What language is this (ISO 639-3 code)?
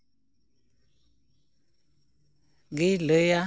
sat